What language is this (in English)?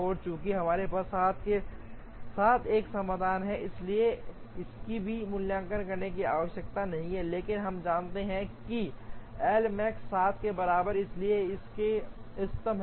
Hindi